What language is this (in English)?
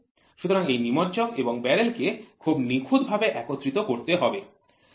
Bangla